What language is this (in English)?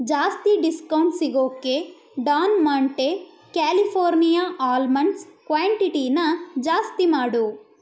Kannada